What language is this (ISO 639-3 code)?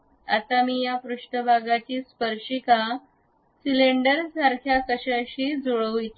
mar